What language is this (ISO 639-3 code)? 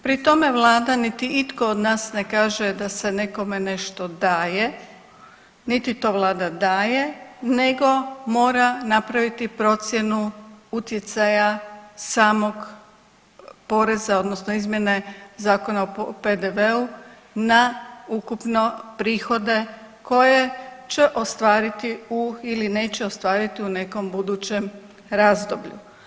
hrv